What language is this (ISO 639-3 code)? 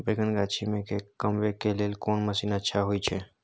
mai